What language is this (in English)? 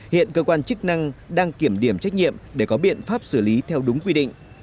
Vietnamese